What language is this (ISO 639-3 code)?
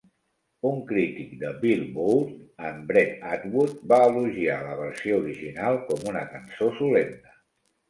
cat